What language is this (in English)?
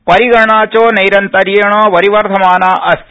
Sanskrit